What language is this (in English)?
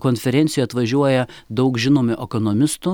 Lithuanian